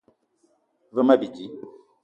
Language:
Eton (Cameroon)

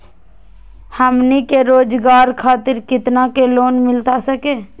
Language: Magahi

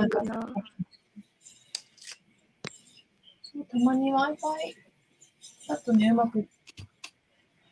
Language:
Japanese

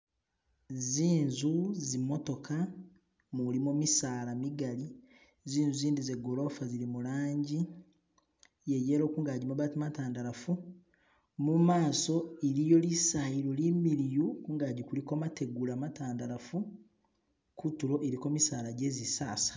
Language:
Masaaba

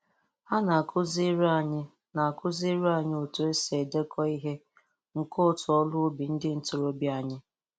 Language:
Igbo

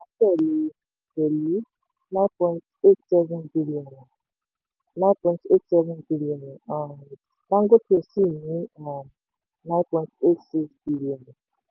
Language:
Yoruba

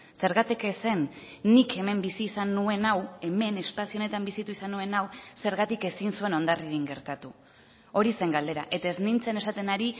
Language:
Basque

